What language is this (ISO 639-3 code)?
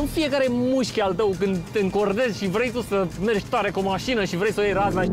ron